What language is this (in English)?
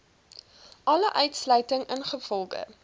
Afrikaans